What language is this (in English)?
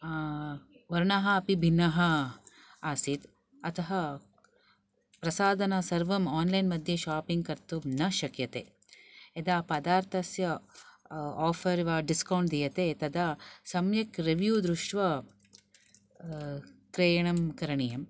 Sanskrit